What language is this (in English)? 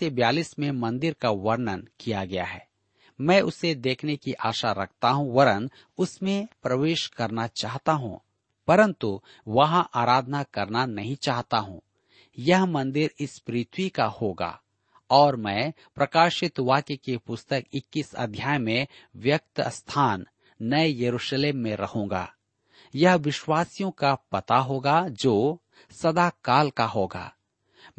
Hindi